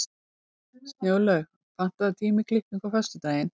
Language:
Icelandic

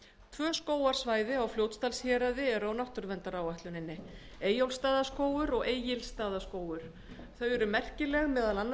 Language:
Icelandic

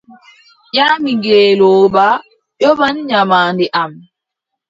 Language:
Adamawa Fulfulde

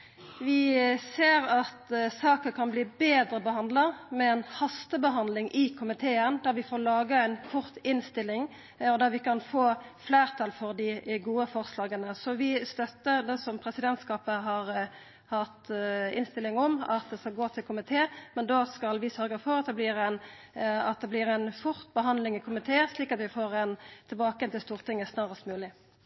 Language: Norwegian Nynorsk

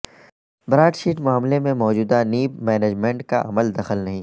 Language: Urdu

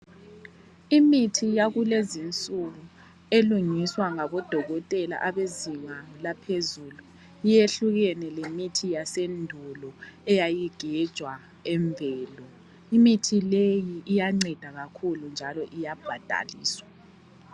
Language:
North Ndebele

